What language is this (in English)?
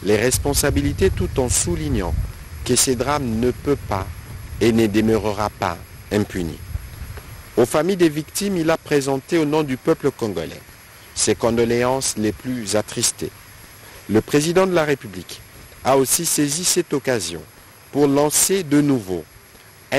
French